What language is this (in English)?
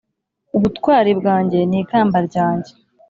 Kinyarwanda